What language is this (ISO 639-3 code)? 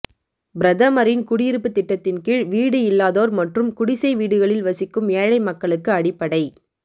tam